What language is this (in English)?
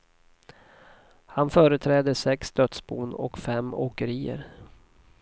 Swedish